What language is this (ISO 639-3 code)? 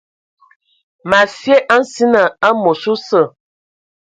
ewo